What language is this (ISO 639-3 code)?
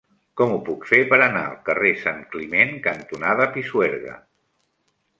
cat